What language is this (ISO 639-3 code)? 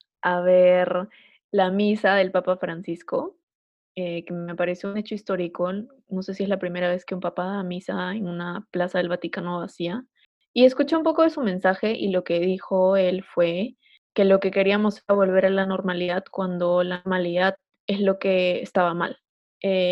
spa